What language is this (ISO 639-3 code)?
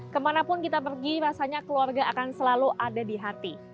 ind